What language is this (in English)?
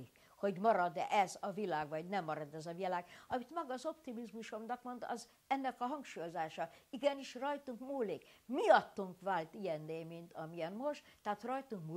Hungarian